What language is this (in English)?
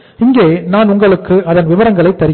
Tamil